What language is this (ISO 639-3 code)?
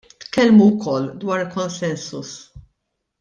mlt